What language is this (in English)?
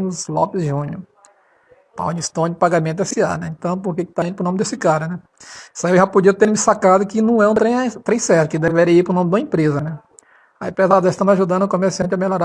Portuguese